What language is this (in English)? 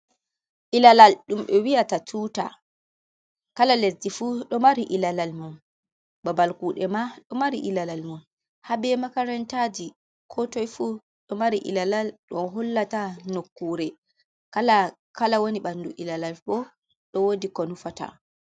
Fula